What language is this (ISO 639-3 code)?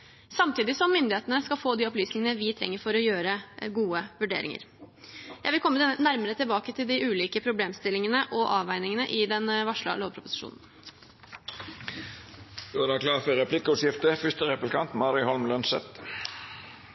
nor